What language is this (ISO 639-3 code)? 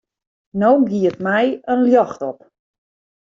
fry